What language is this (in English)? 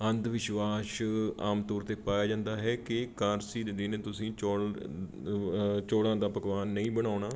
Punjabi